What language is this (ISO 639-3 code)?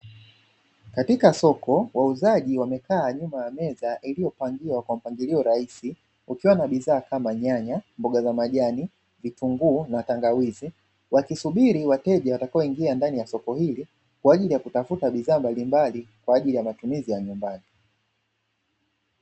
swa